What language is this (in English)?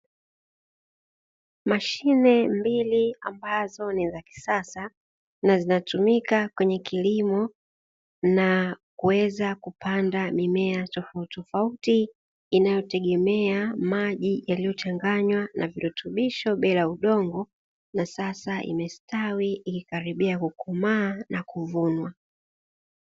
Swahili